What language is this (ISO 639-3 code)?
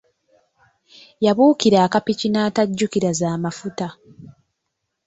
lug